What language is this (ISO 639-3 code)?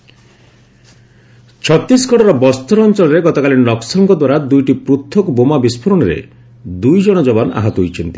ori